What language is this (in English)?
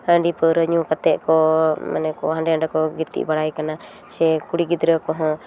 Santali